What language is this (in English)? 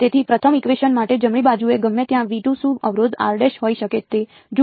Gujarati